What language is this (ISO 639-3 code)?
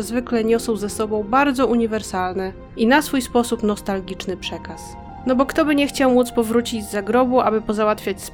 pol